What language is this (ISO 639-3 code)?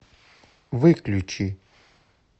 rus